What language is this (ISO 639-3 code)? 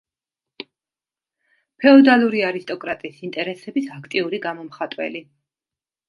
kat